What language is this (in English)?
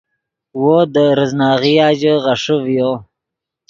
Yidgha